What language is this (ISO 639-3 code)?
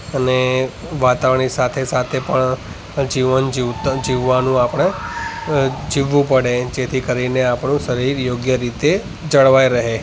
guj